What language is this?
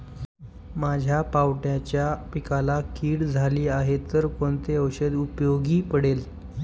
Marathi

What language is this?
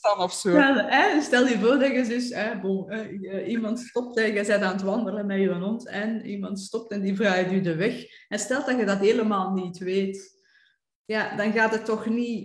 Dutch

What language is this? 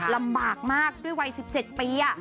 Thai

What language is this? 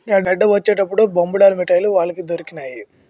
Telugu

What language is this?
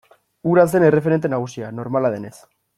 Basque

